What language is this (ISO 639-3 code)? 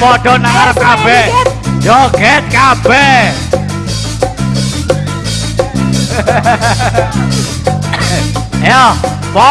ind